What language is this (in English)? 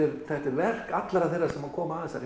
Icelandic